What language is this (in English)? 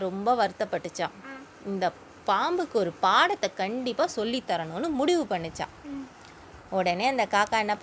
Tamil